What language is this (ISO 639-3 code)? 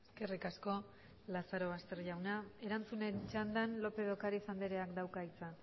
eus